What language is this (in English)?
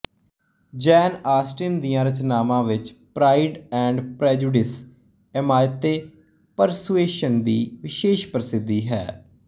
Punjabi